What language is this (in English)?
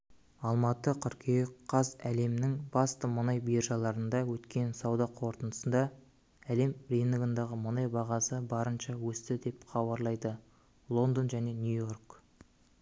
Kazakh